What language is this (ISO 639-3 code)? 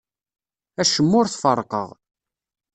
kab